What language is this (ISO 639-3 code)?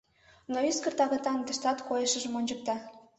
chm